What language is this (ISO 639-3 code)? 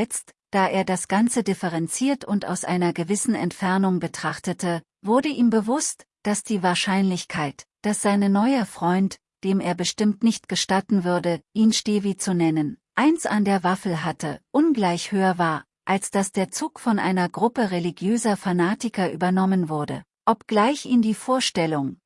deu